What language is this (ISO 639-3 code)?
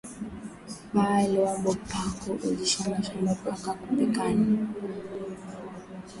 swa